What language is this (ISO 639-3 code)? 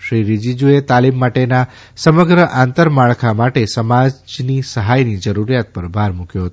guj